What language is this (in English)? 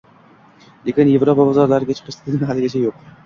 Uzbek